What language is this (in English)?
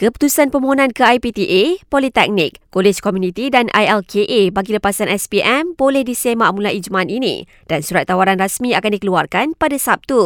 Malay